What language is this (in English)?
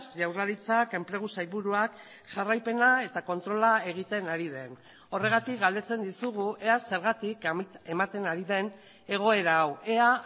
Basque